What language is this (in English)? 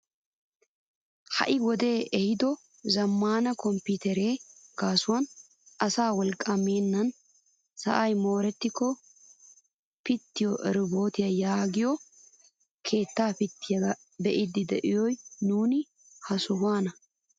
Wolaytta